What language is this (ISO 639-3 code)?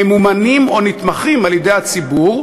heb